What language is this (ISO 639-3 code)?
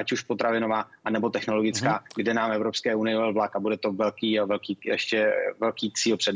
ces